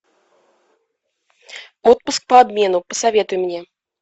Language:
Russian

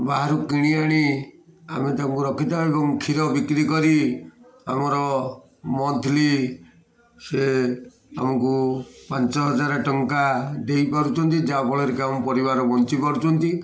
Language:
Odia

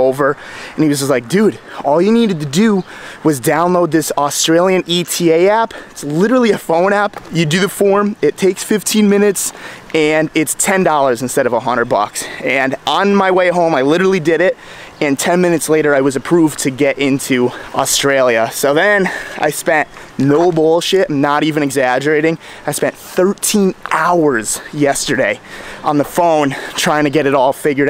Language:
English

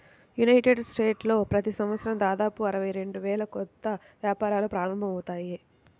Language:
Telugu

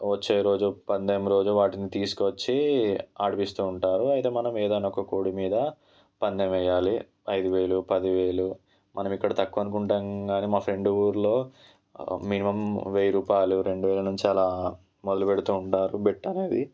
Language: Telugu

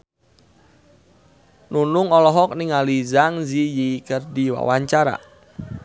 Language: Sundanese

